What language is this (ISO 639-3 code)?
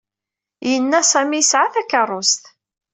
kab